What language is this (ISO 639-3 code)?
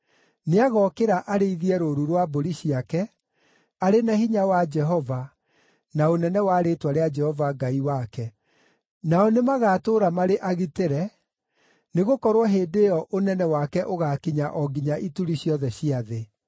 kik